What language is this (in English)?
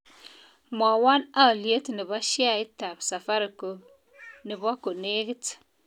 Kalenjin